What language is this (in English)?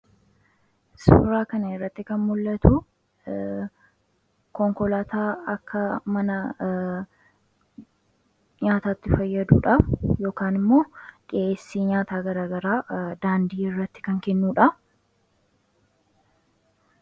Oromo